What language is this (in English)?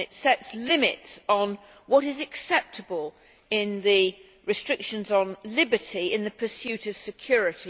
English